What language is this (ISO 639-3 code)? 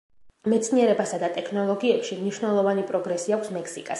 kat